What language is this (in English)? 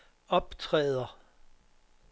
Danish